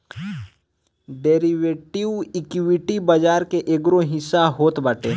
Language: Bhojpuri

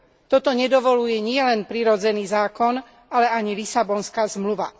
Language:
Slovak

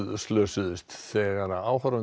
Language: Icelandic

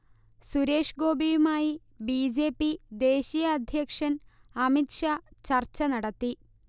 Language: Malayalam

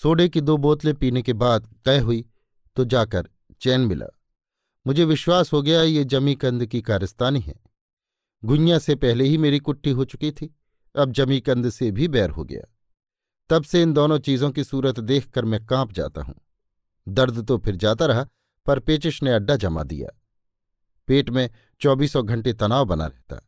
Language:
Hindi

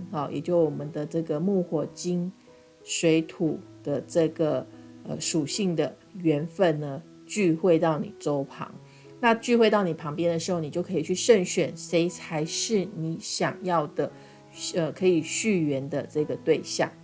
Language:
Chinese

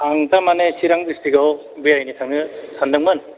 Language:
Bodo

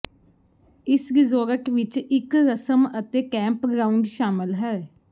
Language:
Punjabi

